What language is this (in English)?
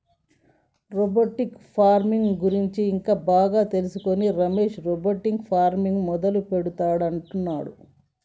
Telugu